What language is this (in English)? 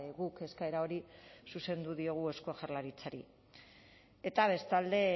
Basque